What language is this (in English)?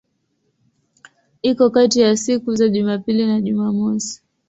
Swahili